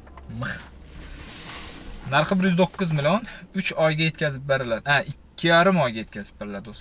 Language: Turkish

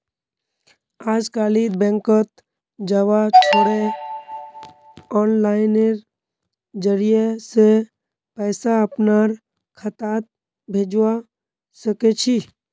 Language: Magahi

